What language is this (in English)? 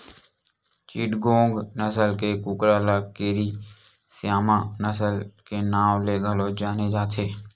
Chhattisgarhi